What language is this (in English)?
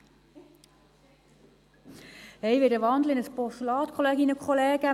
Swiss German